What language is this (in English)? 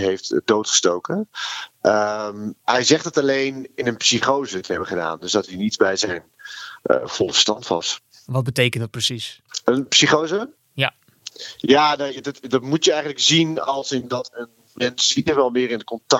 Dutch